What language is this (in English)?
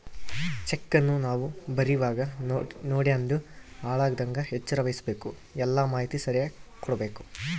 Kannada